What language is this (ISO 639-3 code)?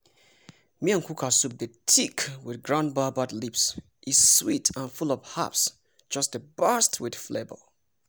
pcm